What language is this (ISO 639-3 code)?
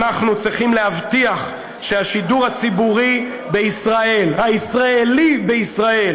heb